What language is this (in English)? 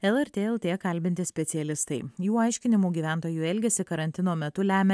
Lithuanian